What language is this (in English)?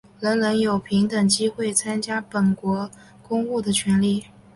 Chinese